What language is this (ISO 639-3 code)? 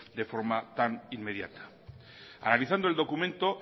spa